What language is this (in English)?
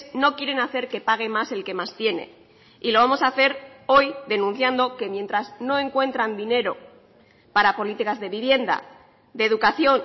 Spanish